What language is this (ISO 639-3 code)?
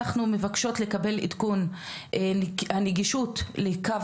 heb